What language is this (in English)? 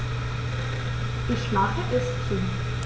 German